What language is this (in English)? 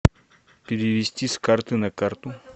Russian